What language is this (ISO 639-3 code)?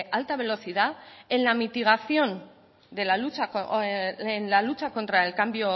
spa